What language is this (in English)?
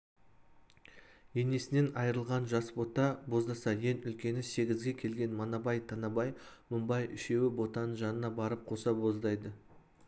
Kazakh